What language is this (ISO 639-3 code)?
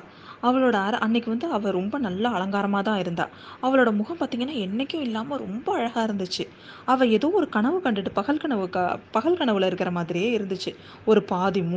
tam